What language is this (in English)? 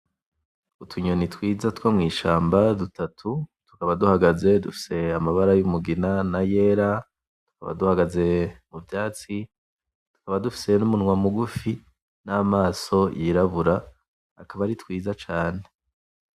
Rundi